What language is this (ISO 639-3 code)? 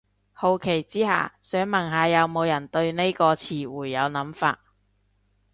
yue